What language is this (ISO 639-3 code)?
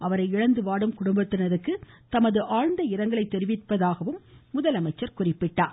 tam